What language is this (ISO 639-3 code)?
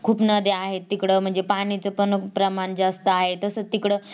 mar